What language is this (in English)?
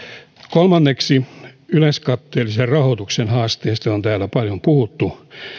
Finnish